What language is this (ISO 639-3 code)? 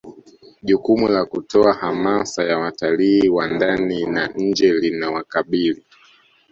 swa